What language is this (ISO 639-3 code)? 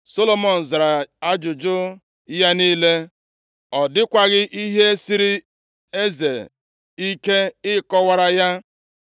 ibo